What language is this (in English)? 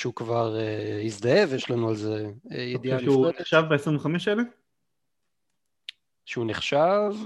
Hebrew